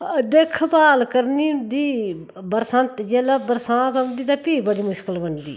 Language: Dogri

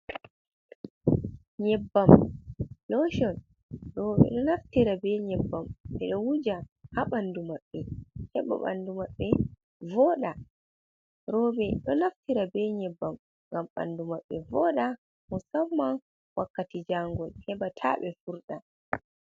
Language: Fula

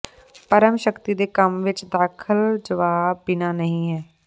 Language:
Punjabi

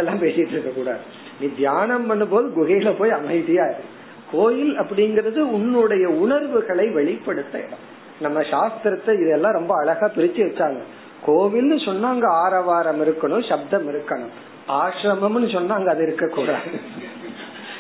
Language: Tamil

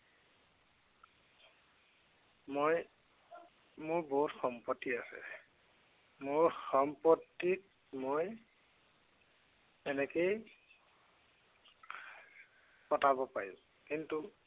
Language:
Assamese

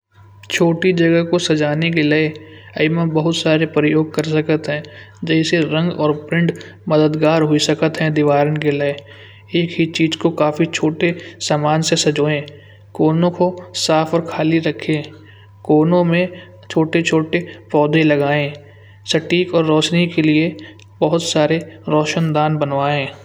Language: Kanauji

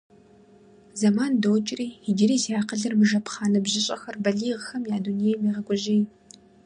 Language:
Kabardian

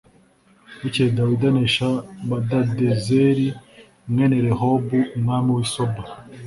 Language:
Kinyarwanda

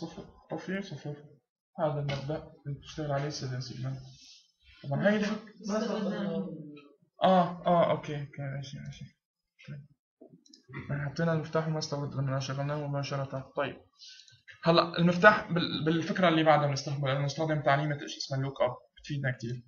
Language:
Arabic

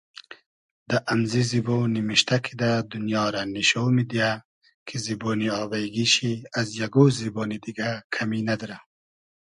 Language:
Hazaragi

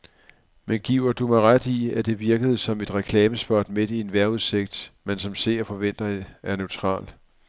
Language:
Danish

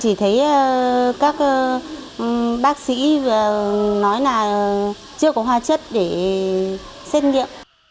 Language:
Vietnamese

